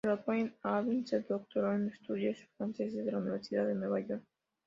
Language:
Spanish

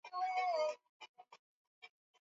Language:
Swahili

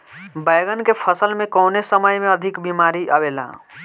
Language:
Bhojpuri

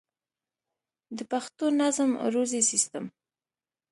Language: Pashto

